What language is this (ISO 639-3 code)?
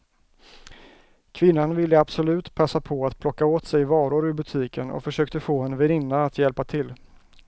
swe